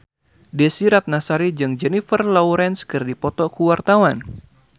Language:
Sundanese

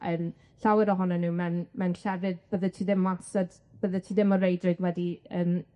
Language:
Welsh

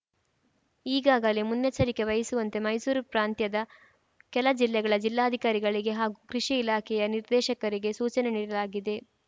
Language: Kannada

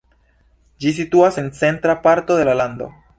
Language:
Esperanto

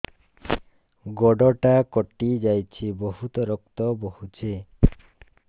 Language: Odia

